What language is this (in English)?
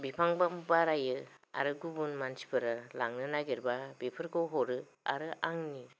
Bodo